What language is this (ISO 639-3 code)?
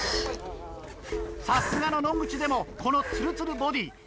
jpn